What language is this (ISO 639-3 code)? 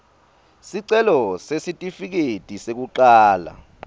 ssw